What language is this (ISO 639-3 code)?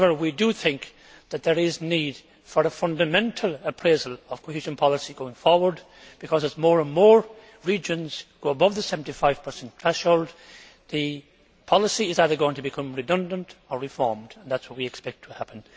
eng